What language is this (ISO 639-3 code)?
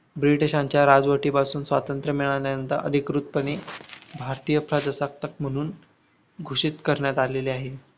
mar